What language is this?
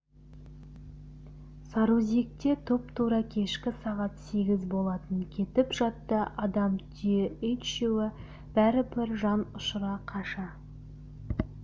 Kazakh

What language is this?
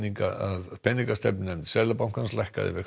Icelandic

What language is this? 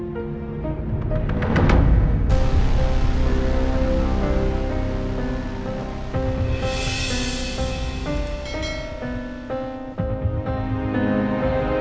Indonesian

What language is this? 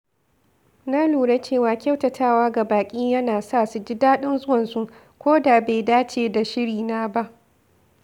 Hausa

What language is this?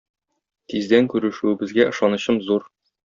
Tatar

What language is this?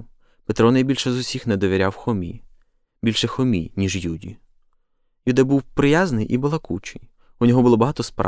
Ukrainian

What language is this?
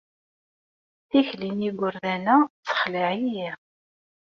Kabyle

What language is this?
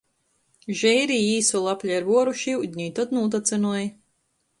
Latgalian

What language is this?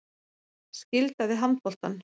Icelandic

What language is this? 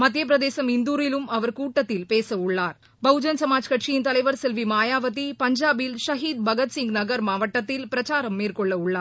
Tamil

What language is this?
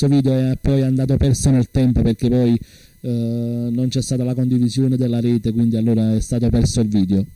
Italian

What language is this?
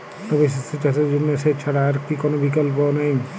Bangla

